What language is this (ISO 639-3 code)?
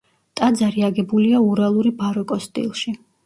kat